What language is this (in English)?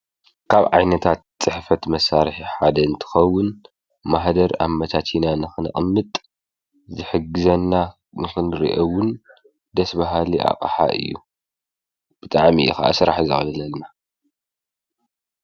Tigrinya